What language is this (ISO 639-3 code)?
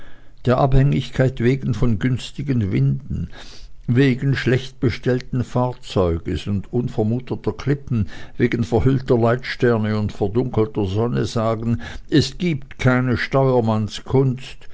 deu